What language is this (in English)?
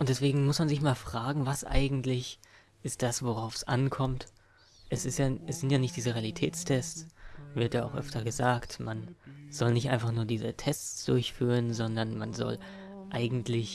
German